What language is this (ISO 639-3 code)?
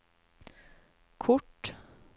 nor